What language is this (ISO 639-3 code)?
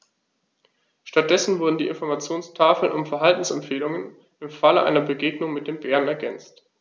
deu